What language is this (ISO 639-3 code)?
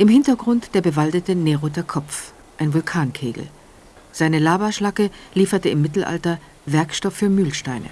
deu